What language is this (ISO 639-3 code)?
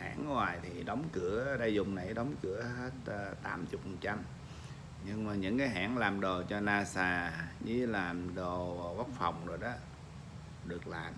vie